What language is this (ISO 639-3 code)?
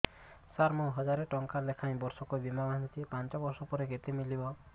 ori